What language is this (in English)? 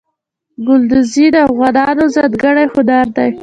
Pashto